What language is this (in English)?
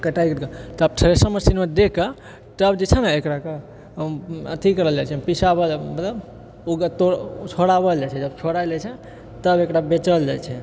Maithili